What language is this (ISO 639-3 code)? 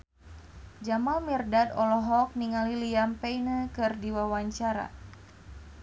sun